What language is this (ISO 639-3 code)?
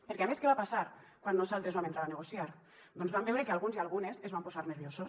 cat